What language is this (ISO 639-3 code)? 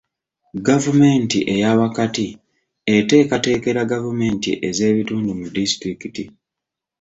lug